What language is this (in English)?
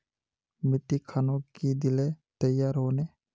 Magahi